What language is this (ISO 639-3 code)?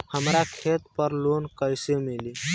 bho